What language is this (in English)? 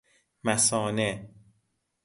Persian